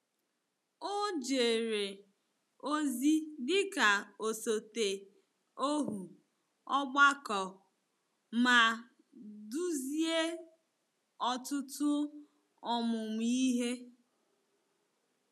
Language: Igbo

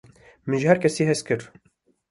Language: Kurdish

